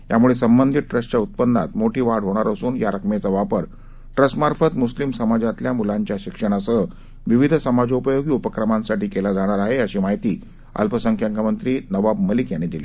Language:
Marathi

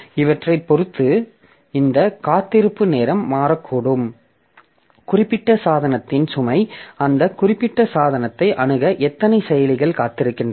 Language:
Tamil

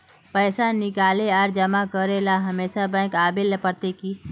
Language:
Magahi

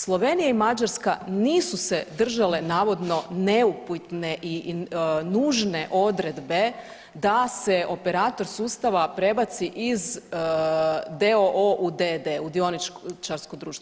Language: Croatian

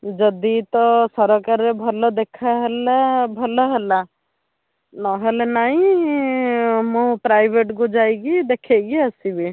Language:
Odia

